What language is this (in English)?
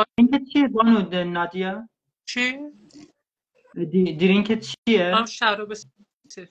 Persian